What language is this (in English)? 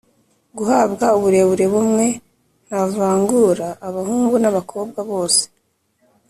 Kinyarwanda